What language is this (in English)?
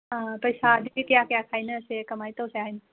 Manipuri